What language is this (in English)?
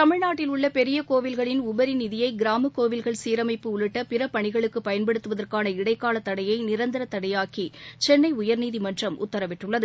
Tamil